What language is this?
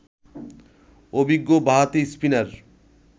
Bangla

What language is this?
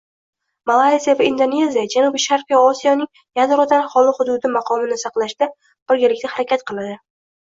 Uzbek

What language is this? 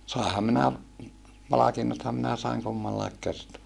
Finnish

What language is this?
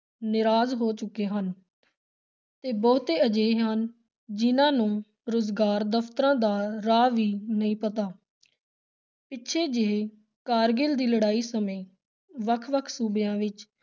Punjabi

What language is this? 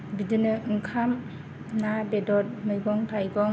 Bodo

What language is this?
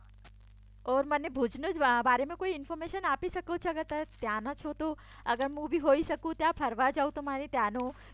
Gujarati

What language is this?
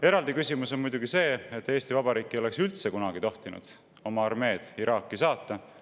Estonian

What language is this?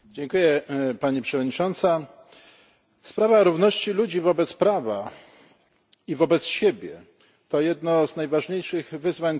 Polish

